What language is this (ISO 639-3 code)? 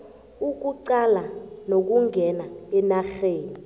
nbl